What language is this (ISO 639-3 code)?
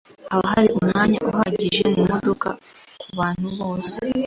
kin